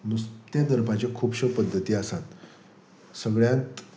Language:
Konkani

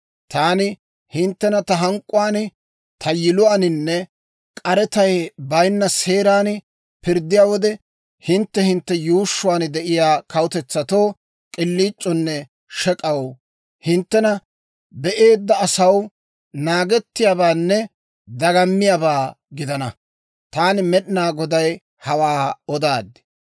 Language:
Dawro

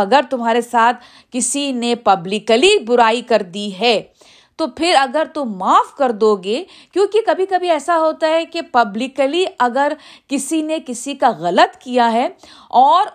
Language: Urdu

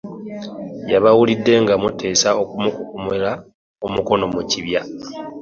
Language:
Ganda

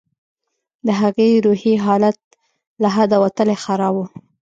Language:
Pashto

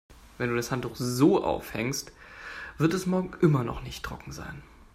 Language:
German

